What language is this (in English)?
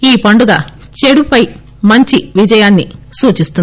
Telugu